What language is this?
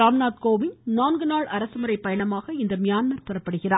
Tamil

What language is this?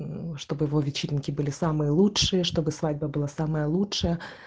Russian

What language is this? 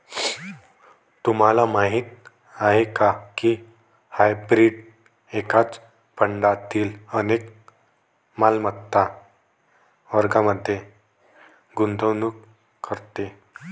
Marathi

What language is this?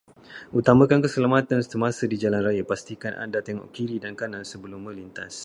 Malay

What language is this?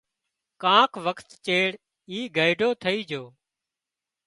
Wadiyara Koli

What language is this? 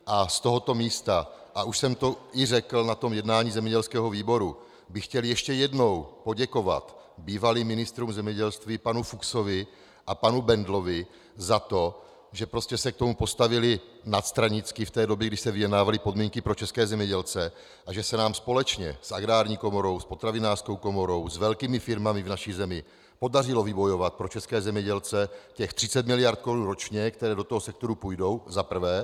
Czech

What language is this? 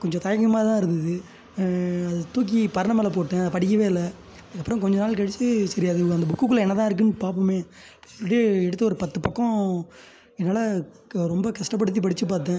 Tamil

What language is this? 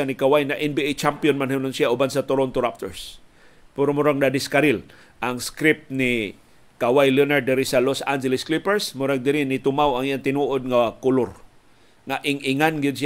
Filipino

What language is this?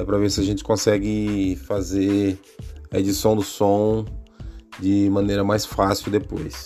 Portuguese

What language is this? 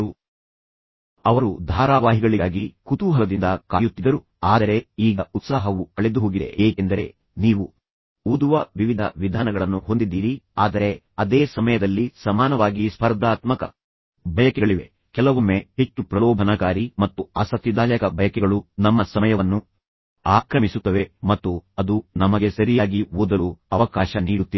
Kannada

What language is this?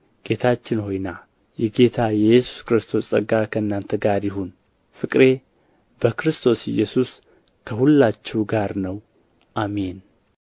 Amharic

